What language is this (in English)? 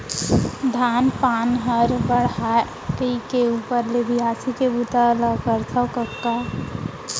Chhattisgarhi